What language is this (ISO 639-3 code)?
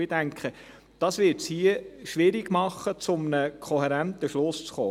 gsw